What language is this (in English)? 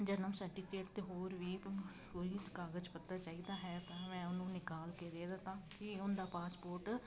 Punjabi